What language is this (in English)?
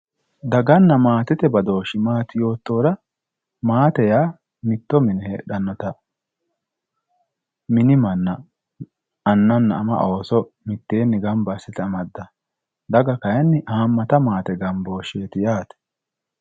Sidamo